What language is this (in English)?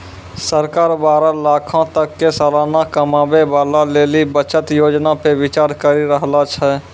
Maithili